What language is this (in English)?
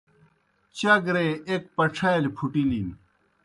Kohistani Shina